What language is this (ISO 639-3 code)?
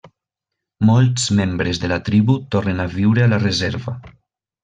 cat